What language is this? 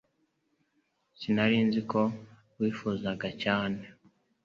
Kinyarwanda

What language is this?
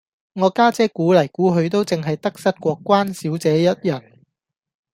Cantonese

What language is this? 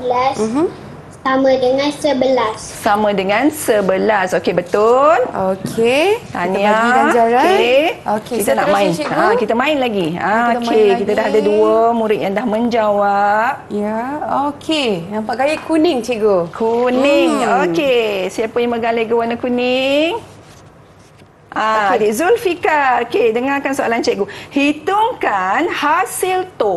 Malay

